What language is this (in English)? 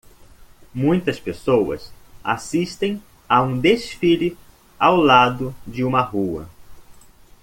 Portuguese